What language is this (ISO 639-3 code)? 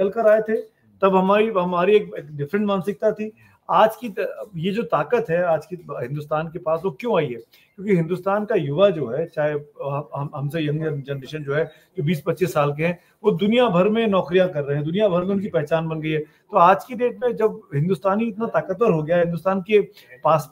hin